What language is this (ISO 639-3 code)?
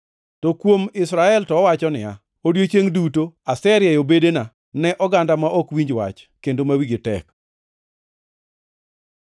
luo